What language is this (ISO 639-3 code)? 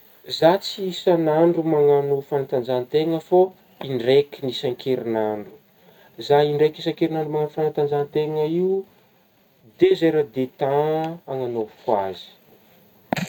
bmm